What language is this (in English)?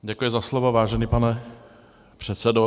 Czech